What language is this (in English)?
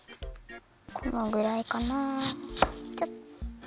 Japanese